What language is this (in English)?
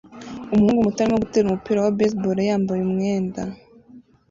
Kinyarwanda